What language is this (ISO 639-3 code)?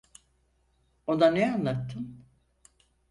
tur